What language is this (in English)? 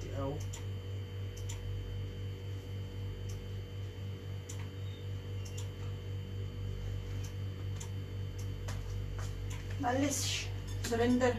Polish